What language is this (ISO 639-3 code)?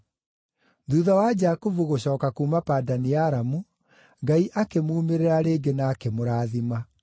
kik